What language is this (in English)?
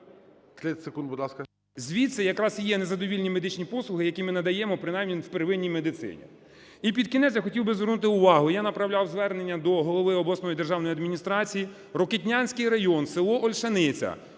Ukrainian